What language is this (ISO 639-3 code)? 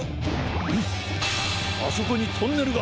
jpn